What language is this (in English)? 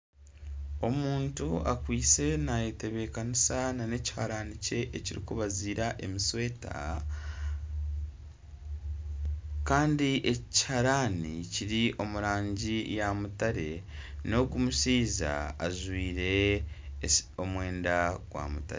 Nyankole